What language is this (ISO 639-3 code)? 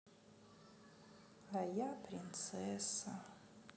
rus